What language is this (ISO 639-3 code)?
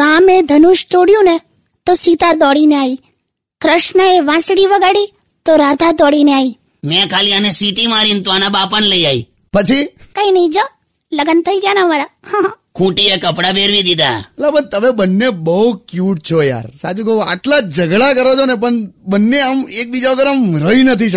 hin